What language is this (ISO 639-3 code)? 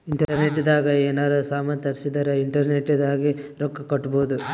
kan